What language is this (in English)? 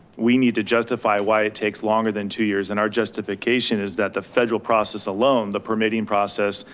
English